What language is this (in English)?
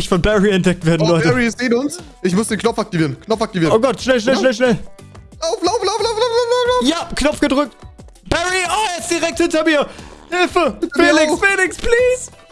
German